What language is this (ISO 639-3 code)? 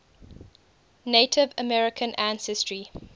eng